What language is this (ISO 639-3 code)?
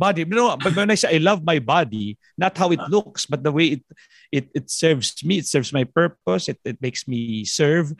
fil